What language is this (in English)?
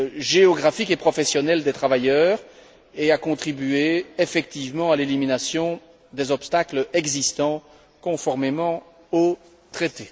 French